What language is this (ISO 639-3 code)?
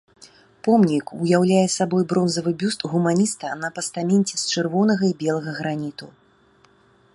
bel